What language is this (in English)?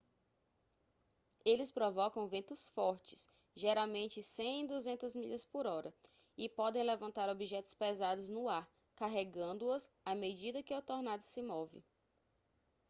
Portuguese